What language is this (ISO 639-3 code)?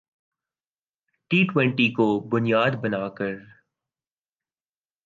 urd